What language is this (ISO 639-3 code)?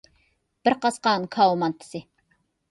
uig